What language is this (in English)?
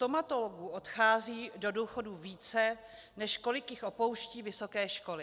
Czech